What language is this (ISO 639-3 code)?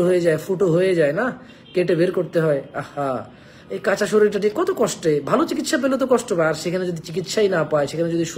ben